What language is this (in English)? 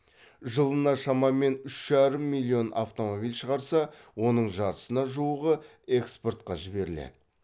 Kazakh